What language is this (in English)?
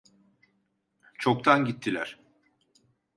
Turkish